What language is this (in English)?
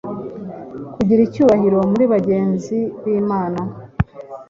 Kinyarwanda